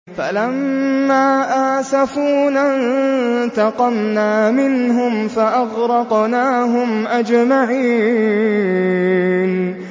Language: Arabic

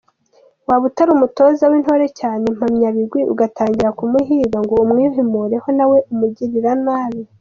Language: Kinyarwanda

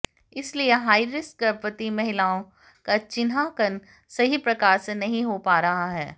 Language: Hindi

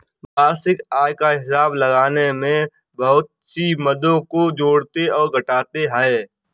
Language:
Hindi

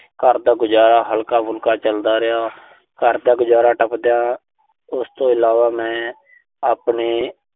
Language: Punjabi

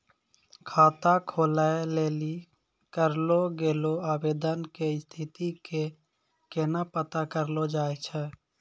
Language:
Maithili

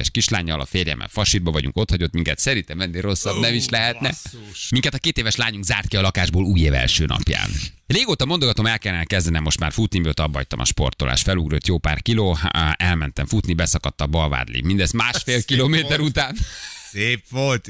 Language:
Hungarian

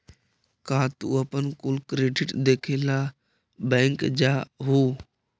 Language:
Magahi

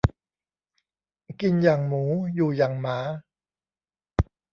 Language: Thai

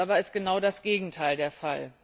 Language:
German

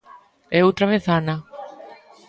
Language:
Galician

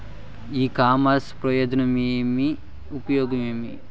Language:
Telugu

